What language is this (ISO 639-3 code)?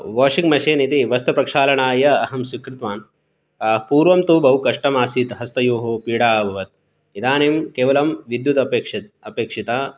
san